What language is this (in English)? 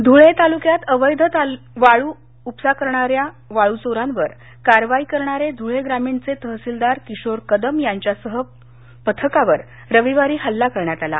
Marathi